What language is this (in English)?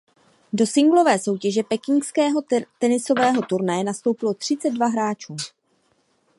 Czech